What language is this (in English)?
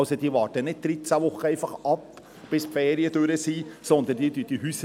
Swiss German